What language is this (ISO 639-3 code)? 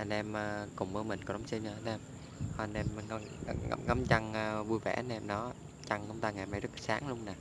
vie